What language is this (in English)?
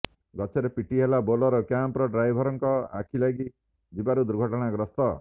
Odia